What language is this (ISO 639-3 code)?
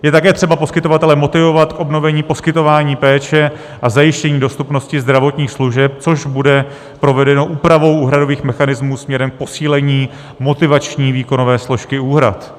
ces